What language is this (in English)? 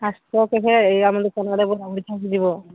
Odia